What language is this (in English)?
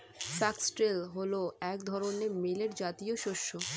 Bangla